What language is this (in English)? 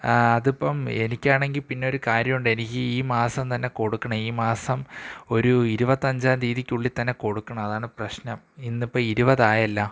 Malayalam